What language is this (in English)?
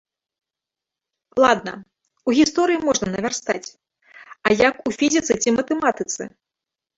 Belarusian